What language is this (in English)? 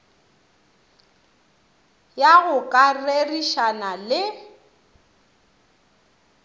Northern Sotho